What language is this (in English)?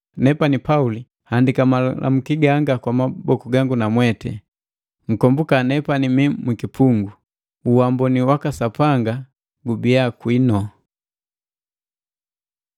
Matengo